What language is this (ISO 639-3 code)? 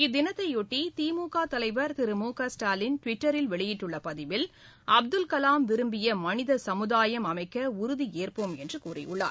tam